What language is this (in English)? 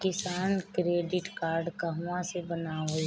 Bhojpuri